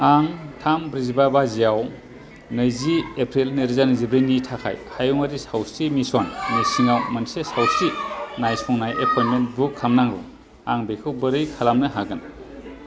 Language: Bodo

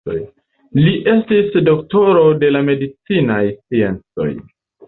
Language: Esperanto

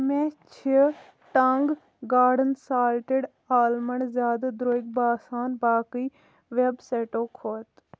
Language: Kashmiri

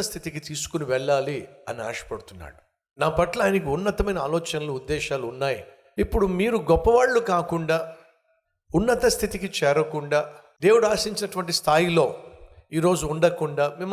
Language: Telugu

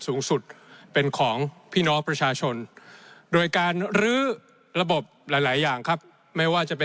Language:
Thai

